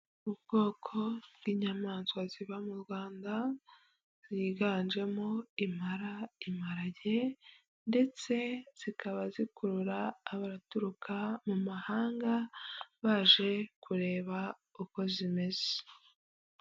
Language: Kinyarwanda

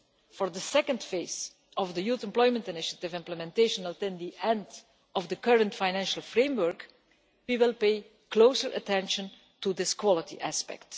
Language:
English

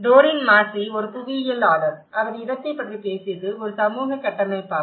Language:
Tamil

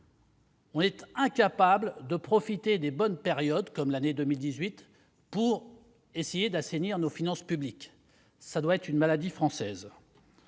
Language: French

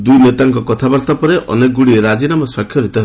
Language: Odia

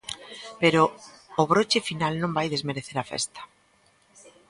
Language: Galician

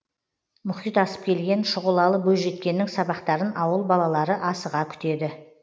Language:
Kazakh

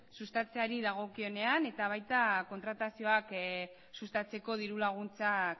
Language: Basque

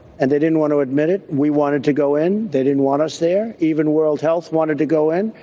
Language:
English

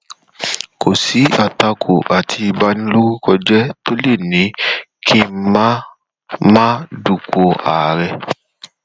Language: Yoruba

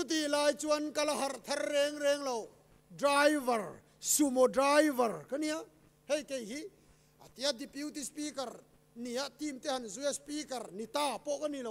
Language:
Thai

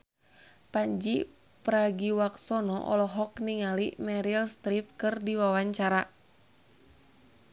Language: Sundanese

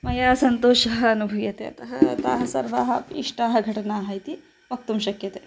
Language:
Sanskrit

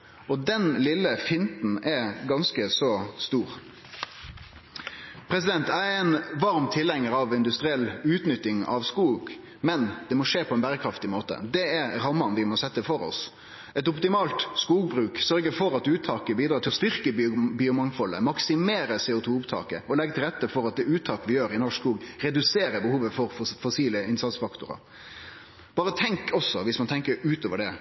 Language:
Norwegian Nynorsk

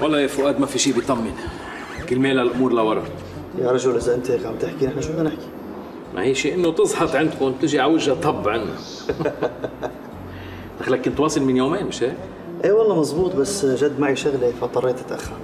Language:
Arabic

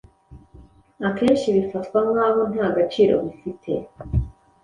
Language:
Kinyarwanda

